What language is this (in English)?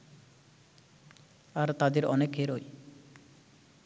Bangla